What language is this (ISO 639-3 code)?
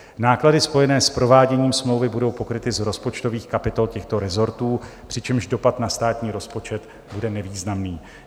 ces